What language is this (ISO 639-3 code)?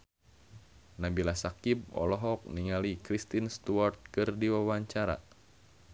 sun